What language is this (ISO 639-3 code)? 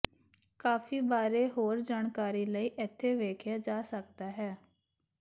pan